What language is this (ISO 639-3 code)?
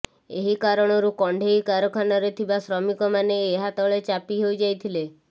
ori